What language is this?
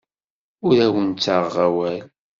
Kabyle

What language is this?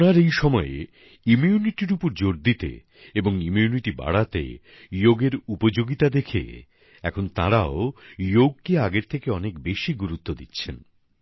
Bangla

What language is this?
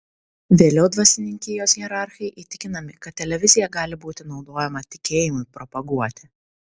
Lithuanian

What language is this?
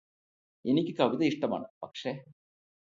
Malayalam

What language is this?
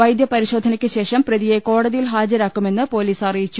Malayalam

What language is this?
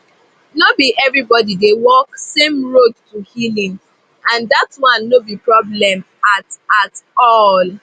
Nigerian Pidgin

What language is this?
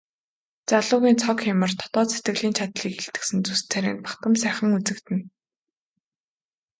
Mongolian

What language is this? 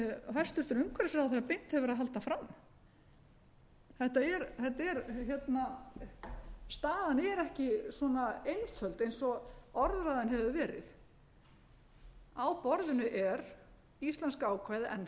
Icelandic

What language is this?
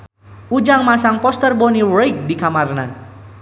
Sundanese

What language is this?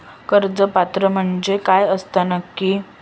Marathi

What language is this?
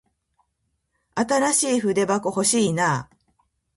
Japanese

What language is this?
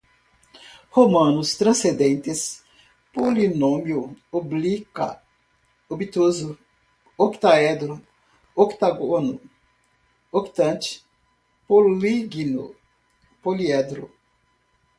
Portuguese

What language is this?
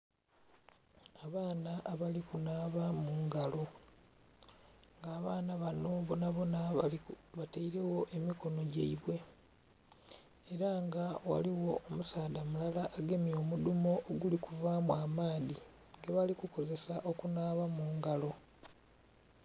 Soga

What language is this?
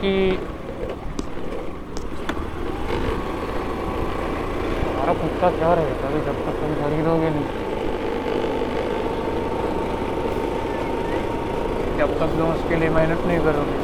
Marathi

